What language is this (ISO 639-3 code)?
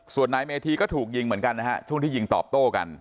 tha